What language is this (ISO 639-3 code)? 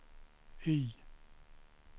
swe